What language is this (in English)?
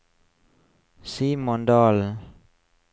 Norwegian